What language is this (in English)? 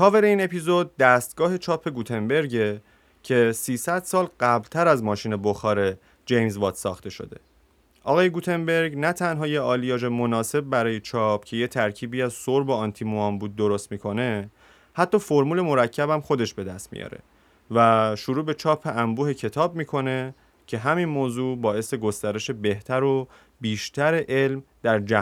Persian